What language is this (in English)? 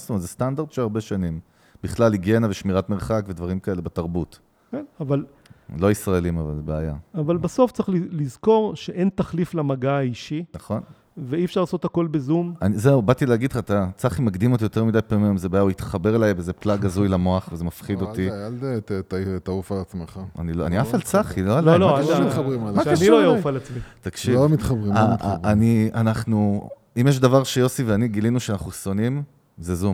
Hebrew